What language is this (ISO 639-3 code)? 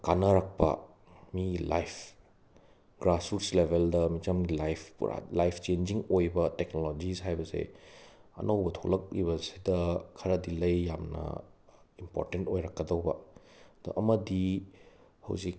mni